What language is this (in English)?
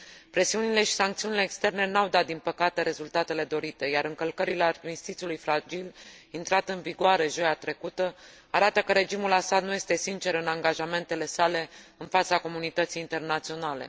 Romanian